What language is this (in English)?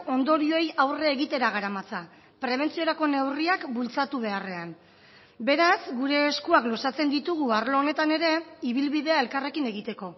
Basque